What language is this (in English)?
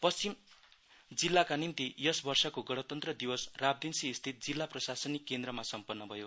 Nepali